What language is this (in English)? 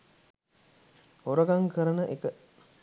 Sinhala